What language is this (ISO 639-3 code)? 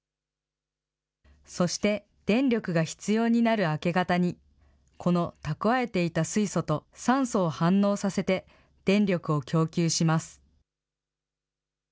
jpn